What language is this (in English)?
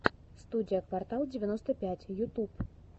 Russian